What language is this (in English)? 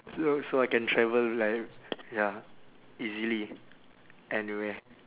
English